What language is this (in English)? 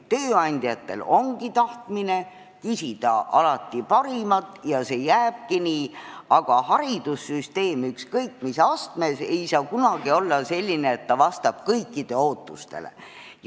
Estonian